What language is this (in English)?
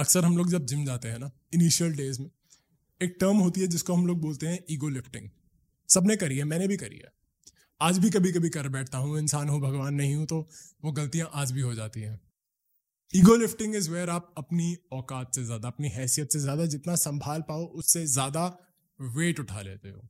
Hindi